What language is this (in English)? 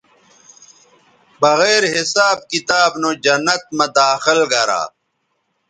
Bateri